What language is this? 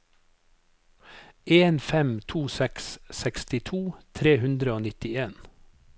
Norwegian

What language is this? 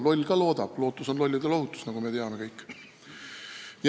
Estonian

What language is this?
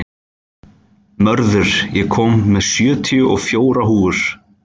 Icelandic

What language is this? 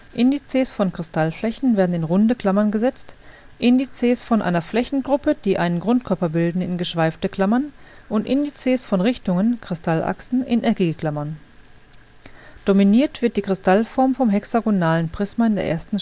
German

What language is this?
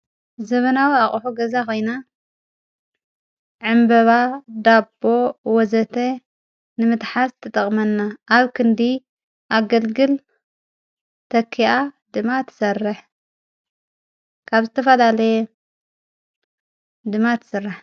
Tigrinya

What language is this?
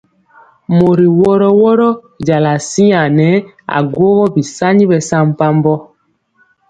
Mpiemo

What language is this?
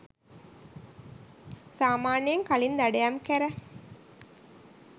Sinhala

